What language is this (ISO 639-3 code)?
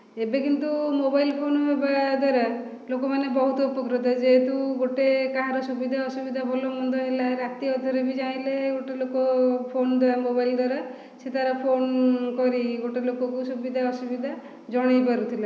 ori